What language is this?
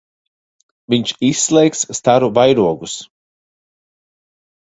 Latvian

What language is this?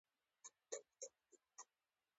Pashto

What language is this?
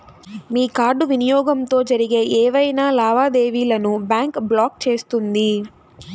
Telugu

